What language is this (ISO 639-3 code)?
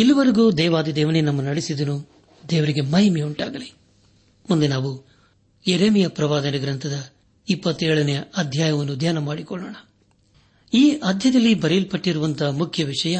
kan